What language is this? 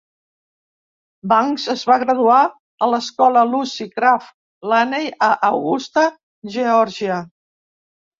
Catalan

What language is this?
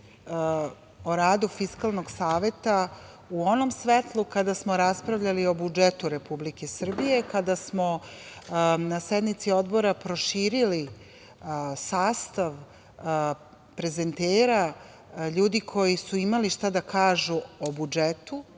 Serbian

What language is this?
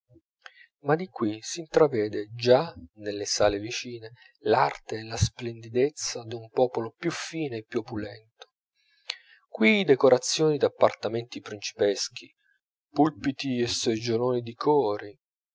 Italian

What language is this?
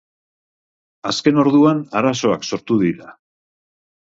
Basque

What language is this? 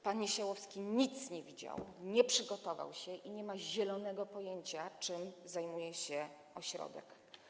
Polish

